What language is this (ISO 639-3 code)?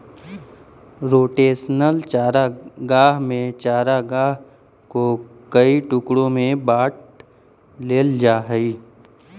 mag